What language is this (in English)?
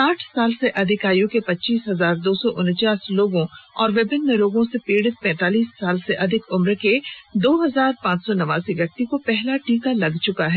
Hindi